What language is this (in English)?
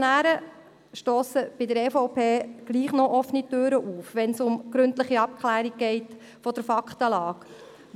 Swiss German